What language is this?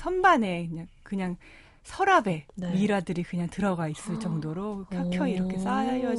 Korean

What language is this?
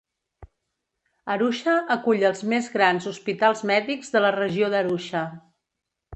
Catalan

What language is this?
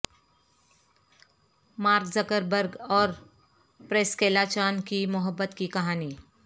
Urdu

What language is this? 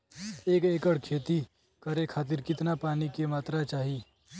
Bhojpuri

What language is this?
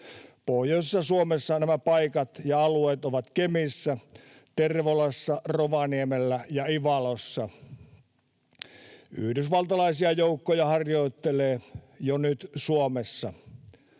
Finnish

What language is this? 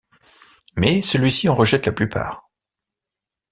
French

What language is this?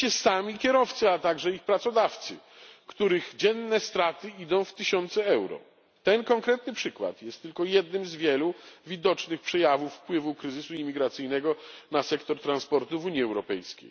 Polish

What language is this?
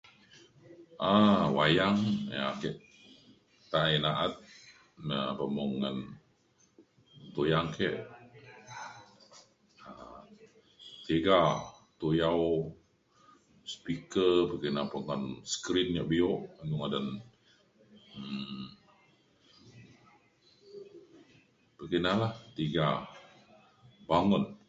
Mainstream Kenyah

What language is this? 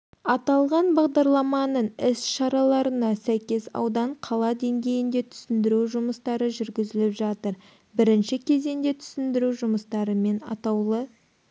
Kazakh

